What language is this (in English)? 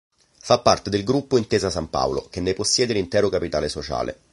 Italian